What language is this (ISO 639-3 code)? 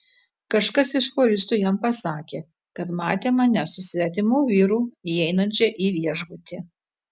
lit